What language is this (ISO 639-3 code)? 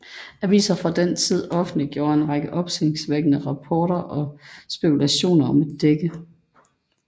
dan